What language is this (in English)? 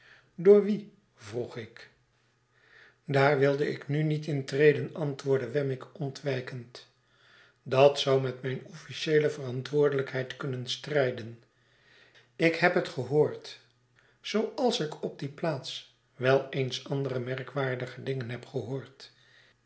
Dutch